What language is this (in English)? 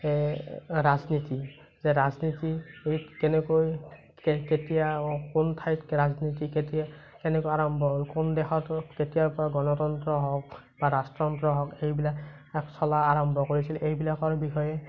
Assamese